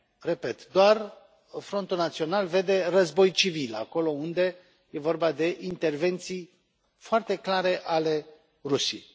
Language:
Romanian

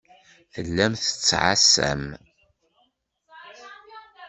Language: Kabyle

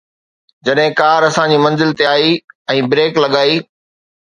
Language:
Sindhi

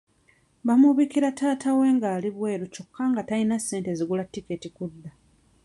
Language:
Ganda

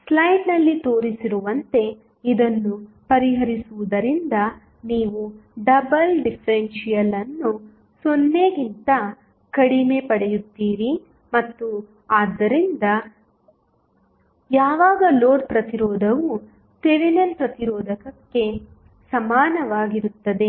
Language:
Kannada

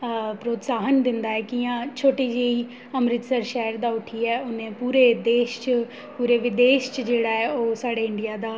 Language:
Dogri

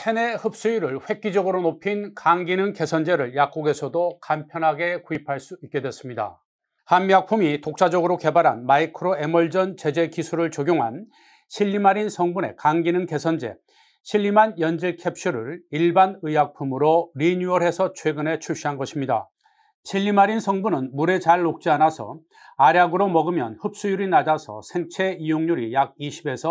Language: Korean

